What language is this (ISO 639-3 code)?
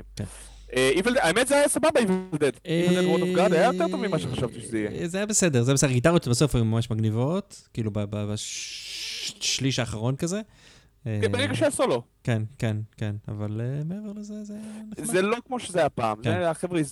heb